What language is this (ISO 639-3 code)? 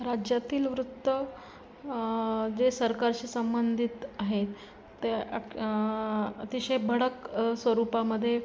mar